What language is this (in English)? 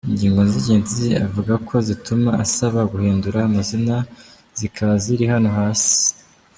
Kinyarwanda